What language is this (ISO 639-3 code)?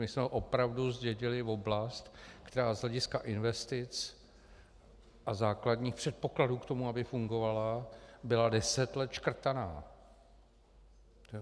ces